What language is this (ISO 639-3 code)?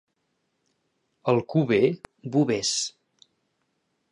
cat